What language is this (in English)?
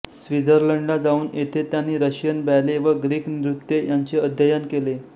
Marathi